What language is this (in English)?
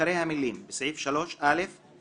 Hebrew